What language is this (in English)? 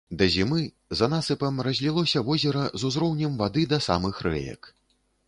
Belarusian